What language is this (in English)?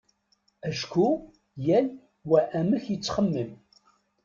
Kabyle